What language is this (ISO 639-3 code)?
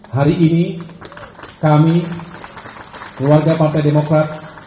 ind